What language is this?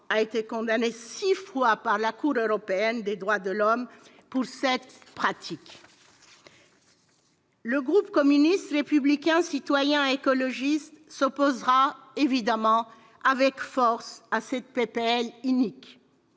French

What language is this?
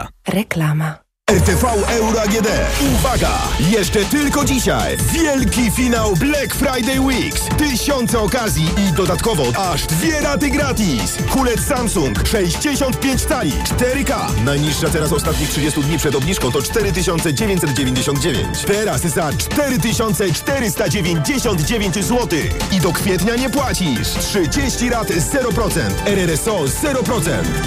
Polish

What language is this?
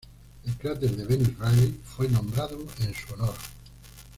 Spanish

